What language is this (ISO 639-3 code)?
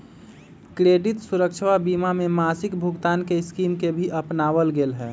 mag